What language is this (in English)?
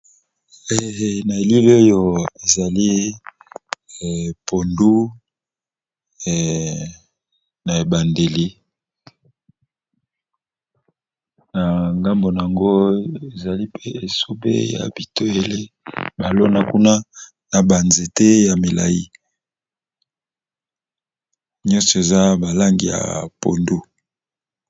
Lingala